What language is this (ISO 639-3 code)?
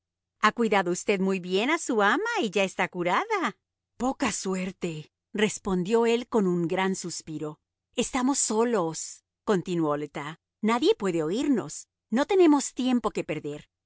spa